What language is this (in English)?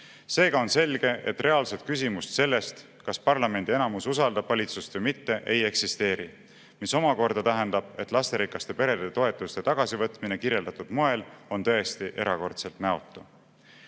Estonian